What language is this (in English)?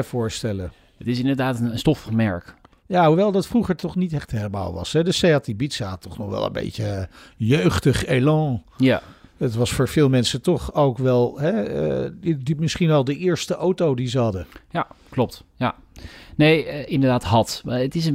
Dutch